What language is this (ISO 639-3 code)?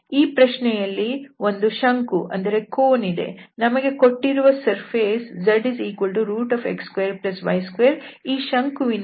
kan